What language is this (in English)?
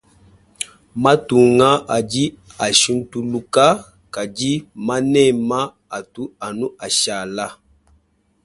Luba-Lulua